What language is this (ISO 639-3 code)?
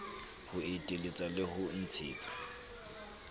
sot